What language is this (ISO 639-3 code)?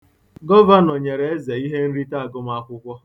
ibo